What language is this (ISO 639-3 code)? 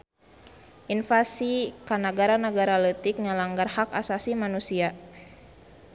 sun